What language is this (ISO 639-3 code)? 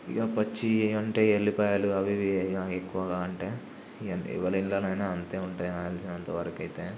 tel